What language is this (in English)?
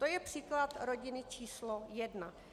Czech